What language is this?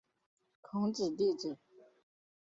Chinese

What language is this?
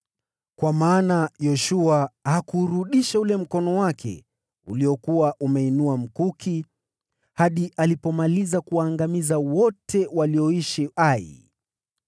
Swahili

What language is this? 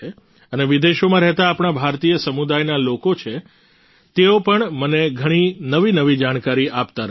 Gujarati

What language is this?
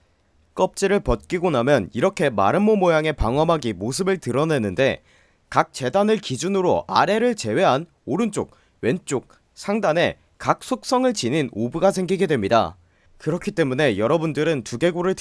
Korean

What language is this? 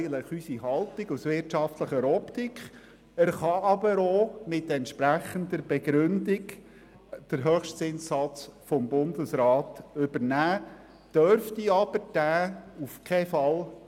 Swiss German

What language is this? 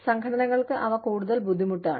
Malayalam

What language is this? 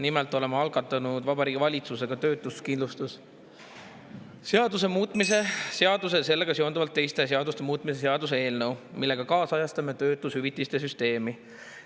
Estonian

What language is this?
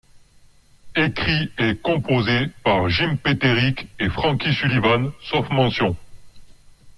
French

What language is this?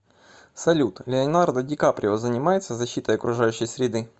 Russian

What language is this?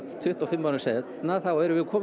Icelandic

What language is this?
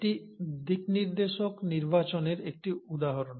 Bangla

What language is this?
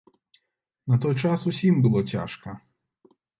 Belarusian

